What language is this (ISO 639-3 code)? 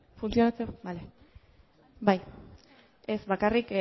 eus